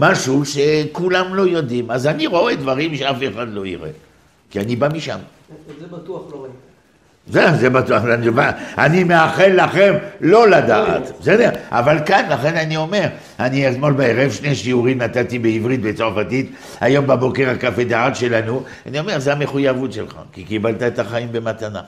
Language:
Hebrew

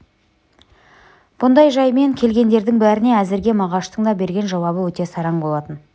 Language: Kazakh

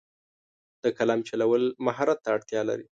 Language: Pashto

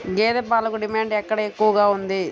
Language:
Telugu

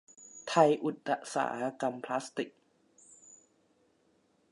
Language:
Thai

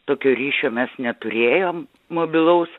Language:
Lithuanian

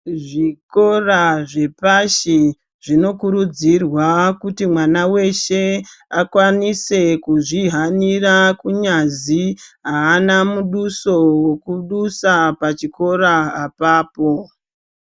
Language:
Ndau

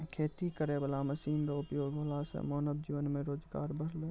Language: Maithili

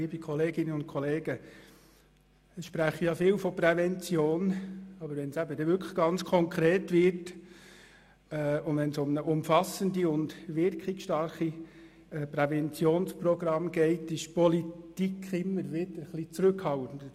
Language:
Swiss German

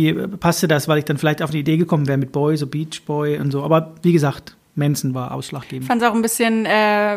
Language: German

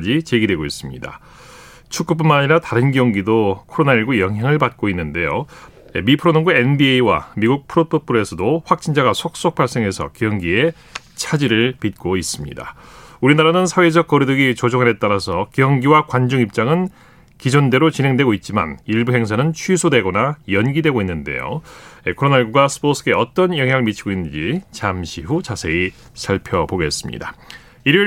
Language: Korean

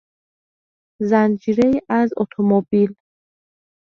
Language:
Persian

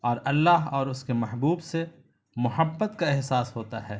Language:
Urdu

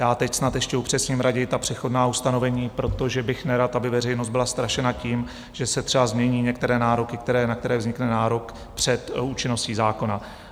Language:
Czech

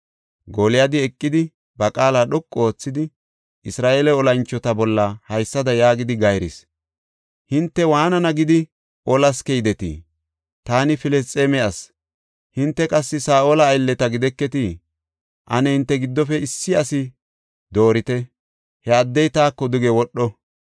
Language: Gofa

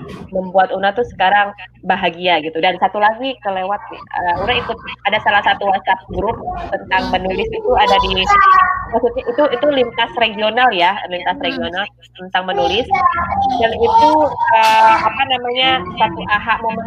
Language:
Indonesian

